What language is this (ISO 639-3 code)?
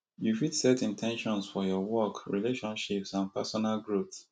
pcm